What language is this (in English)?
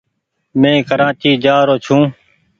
Goaria